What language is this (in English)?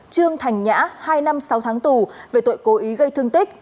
Vietnamese